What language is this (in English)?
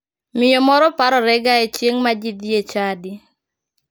Luo (Kenya and Tanzania)